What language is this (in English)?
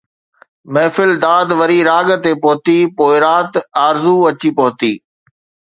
Sindhi